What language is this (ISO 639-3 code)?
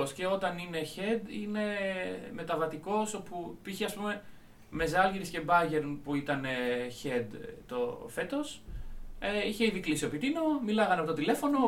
ell